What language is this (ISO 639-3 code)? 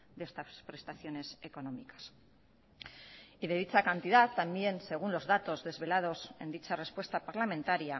spa